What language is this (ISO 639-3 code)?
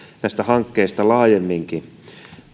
fin